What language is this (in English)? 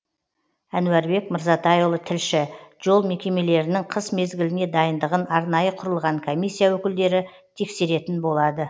Kazakh